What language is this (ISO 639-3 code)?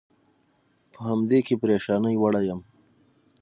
pus